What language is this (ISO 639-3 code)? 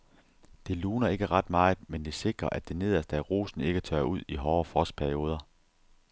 dan